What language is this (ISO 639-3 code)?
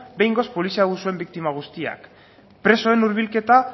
eus